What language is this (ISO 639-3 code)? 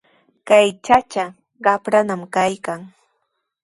qws